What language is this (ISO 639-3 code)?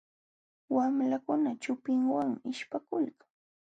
qxw